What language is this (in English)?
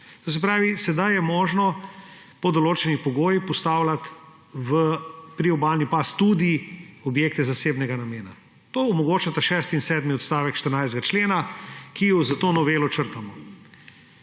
Slovenian